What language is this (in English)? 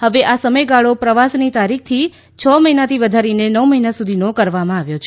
Gujarati